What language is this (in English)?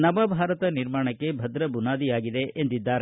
Kannada